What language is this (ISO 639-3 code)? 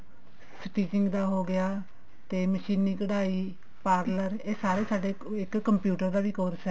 pan